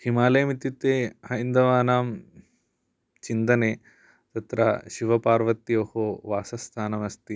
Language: Sanskrit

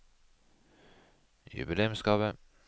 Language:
Norwegian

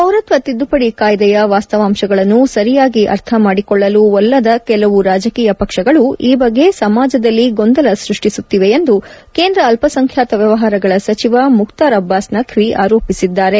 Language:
Kannada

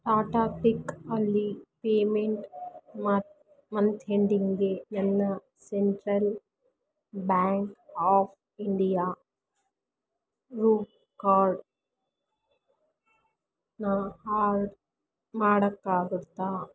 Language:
Kannada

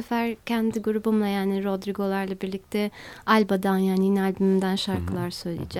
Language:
Turkish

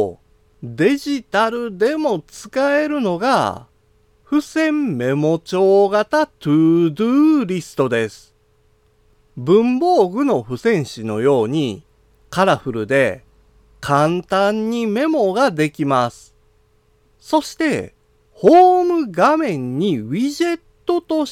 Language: Japanese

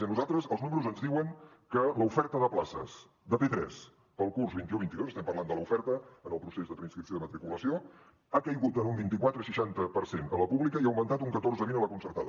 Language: Catalan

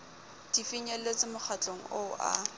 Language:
Southern Sotho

